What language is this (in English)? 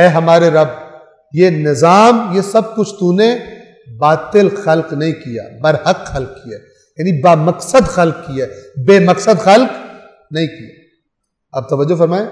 Arabic